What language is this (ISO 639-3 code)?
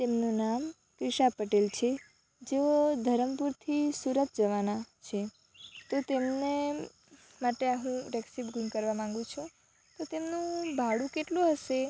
guj